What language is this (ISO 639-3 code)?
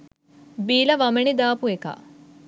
sin